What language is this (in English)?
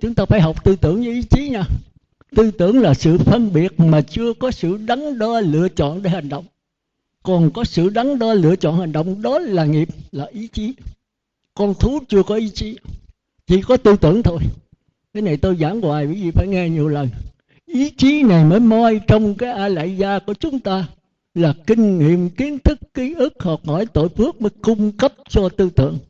Vietnamese